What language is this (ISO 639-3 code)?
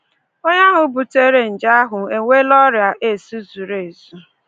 ibo